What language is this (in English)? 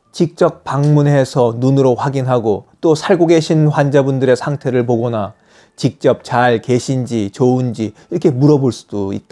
Korean